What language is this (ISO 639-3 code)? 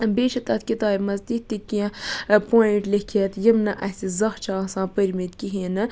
kas